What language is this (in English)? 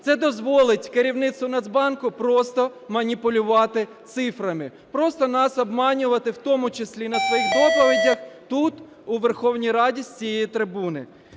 Ukrainian